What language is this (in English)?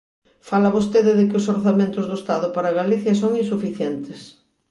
Galician